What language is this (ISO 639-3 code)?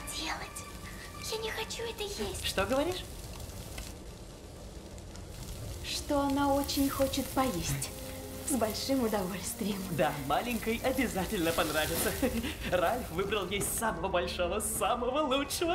rus